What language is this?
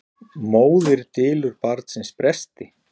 Icelandic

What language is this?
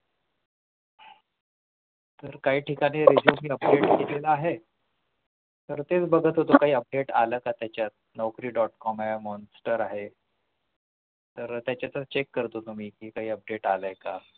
Marathi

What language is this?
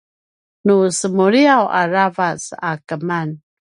Paiwan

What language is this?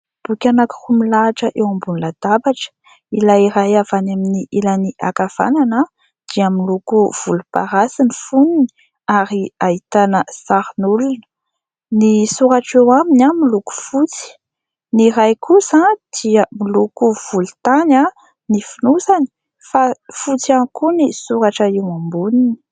Malagasy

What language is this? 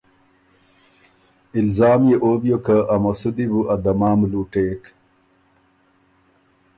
Ormuri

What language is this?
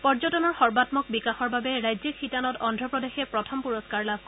Assamese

